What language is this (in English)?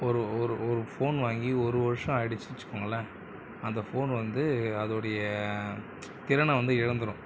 Tamil